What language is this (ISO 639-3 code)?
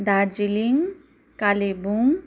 nep